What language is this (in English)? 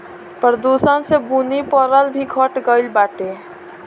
Bhojpuri